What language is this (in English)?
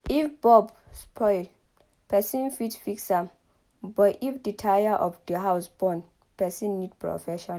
Nigerian Pidgin